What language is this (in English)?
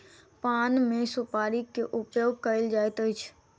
Maithili